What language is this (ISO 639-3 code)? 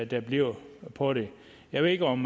dan